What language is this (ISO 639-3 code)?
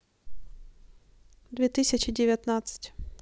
rus